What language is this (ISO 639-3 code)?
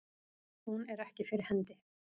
isl